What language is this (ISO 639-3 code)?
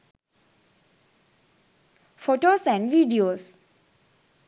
sin